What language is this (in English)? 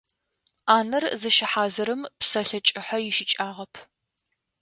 Adyghe